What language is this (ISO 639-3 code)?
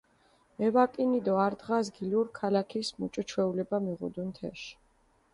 xmf